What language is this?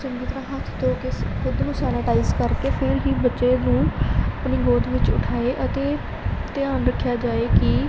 Punjabi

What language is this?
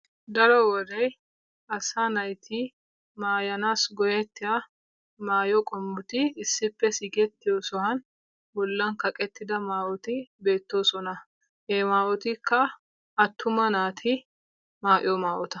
Wolaytta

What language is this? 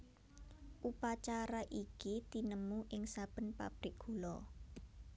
Javanese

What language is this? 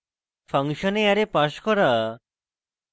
Bangla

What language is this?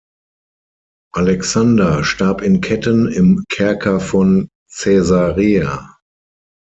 German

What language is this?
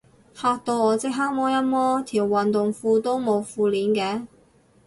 Cantonese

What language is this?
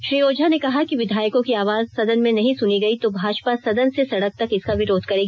Hindi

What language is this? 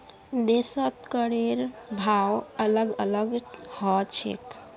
Magahi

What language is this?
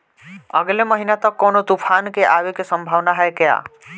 Bhojpuri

